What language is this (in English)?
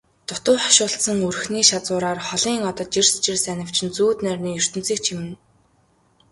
Mongolian